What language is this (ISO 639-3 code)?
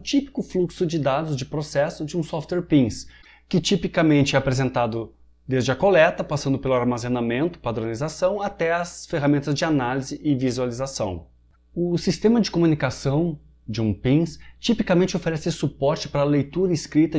por